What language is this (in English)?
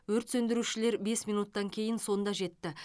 Kazakh